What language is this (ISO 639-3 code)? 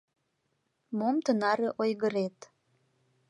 chm